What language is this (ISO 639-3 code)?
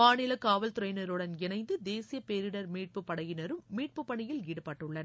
tam